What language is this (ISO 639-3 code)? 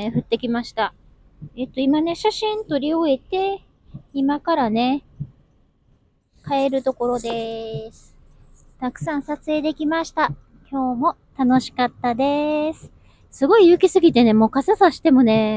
jpn